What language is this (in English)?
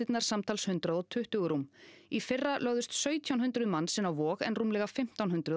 Icelandic